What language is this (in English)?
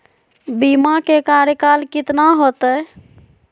Magahi